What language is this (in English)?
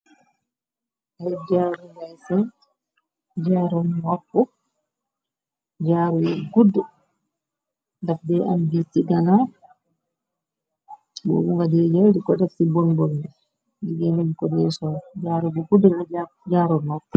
Wolof